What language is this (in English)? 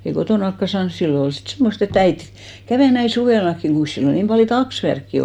Finnish